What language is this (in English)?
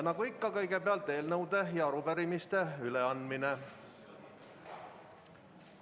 Estonian